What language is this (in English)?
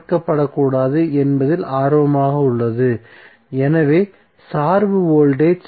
Tamil